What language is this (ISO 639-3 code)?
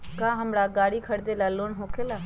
mag